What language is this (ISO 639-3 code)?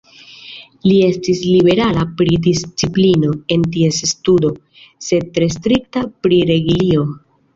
epo